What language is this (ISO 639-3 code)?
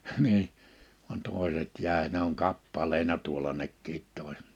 fin